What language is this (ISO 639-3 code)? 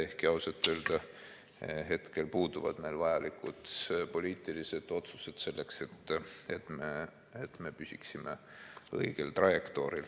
est